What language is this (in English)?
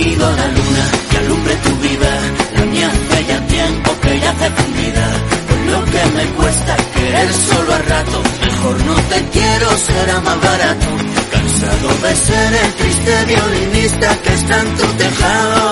Spanish